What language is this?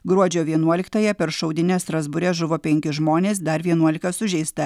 Lithuanian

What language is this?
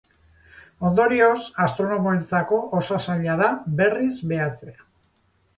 Basque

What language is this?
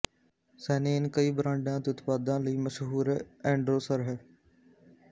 Punjabi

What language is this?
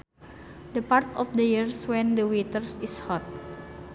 Sundanese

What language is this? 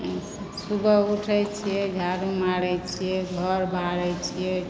Maithili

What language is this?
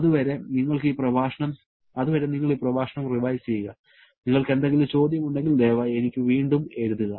Malayalam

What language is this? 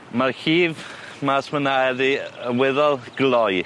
Welsh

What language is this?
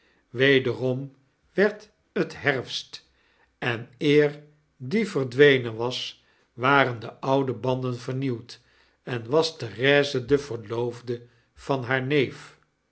Dutch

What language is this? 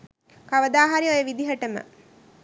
Sinhala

